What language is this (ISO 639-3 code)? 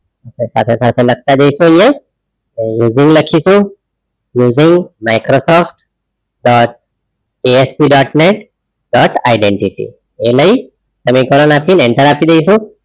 guj